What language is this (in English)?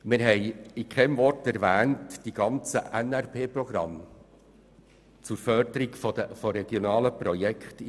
Swiss German